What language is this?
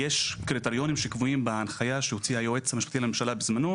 Hebrew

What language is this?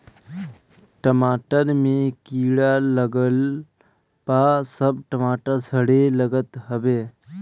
Bhojpuri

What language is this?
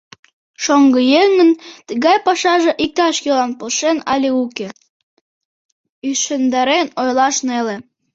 Mari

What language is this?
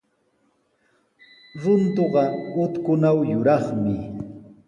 Sihuas Ancash Quechua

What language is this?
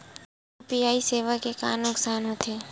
Chhattisgarhi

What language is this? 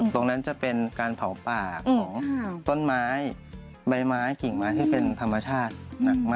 Thai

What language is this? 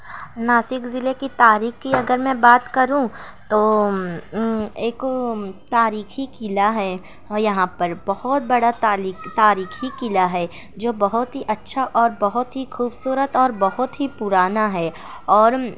Urdu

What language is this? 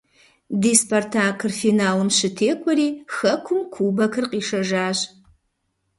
Kabardian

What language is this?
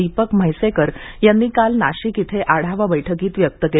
Marathi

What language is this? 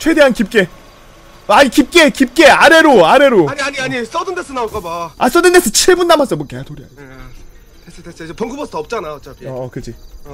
Korean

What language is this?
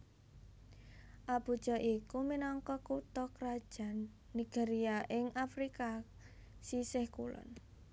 Javanese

